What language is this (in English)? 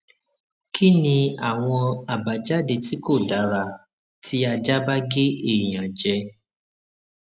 Yoruba